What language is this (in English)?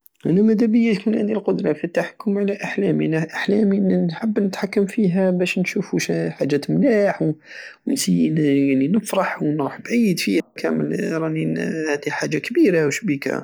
Algerian Saharan Arabic